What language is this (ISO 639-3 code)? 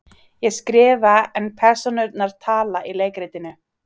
isl